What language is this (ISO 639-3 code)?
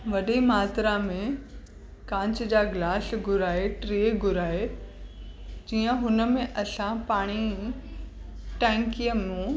snd